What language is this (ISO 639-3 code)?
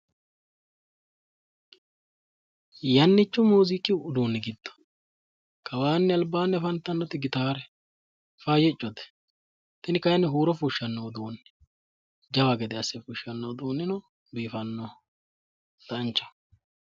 sid